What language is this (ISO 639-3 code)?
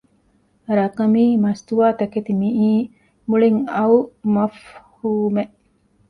div